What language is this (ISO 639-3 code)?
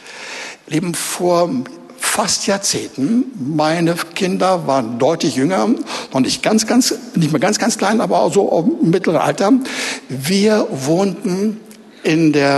deu